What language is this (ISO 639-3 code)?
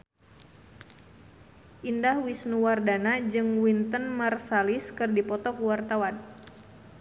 sun